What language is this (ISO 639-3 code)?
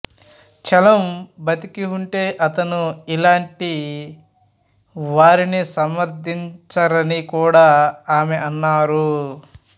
tel